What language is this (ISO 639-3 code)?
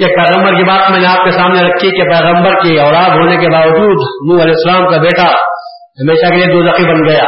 urd